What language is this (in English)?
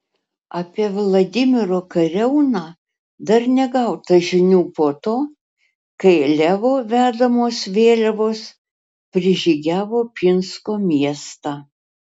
Lithuanian